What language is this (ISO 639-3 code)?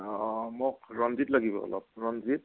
asm